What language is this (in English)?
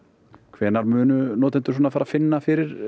Icelandic